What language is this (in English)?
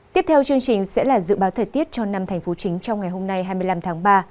Vietnamese